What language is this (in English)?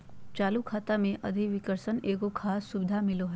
Magahi